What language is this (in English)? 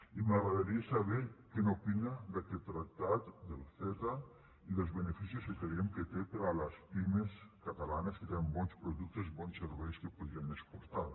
Catalan